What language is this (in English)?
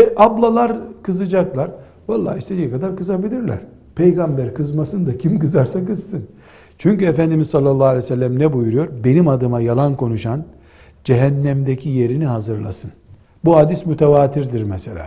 Turkish